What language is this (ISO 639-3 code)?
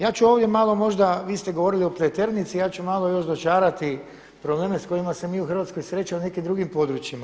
hrv